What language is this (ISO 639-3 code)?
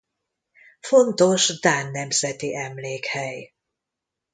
hun